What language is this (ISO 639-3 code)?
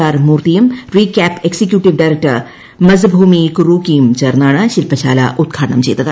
mal